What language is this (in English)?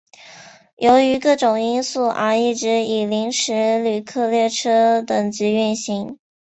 Chinese